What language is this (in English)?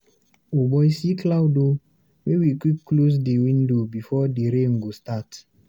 Nigerian Pidgin